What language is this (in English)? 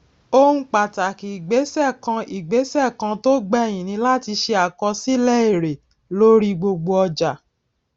Yoruba